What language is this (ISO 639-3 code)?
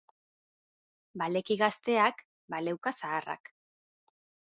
eus